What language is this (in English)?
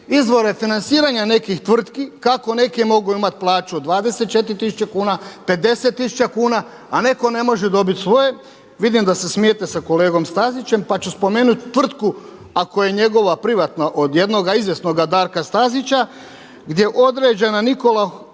Croatian